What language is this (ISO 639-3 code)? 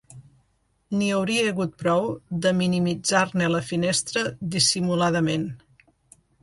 cat